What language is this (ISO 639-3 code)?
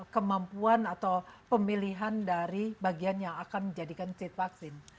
ind